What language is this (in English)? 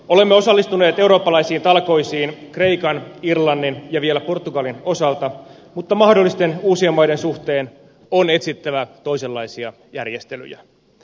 Finnish